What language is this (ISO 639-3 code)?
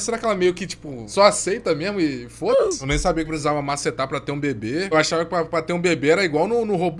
por